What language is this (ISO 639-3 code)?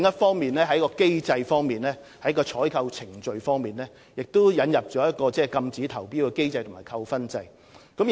yue